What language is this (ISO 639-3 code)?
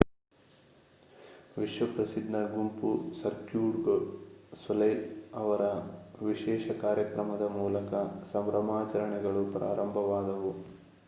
kan